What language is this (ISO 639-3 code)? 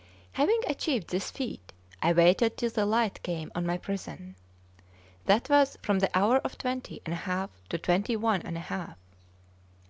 eng